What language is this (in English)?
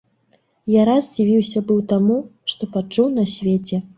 Belarusian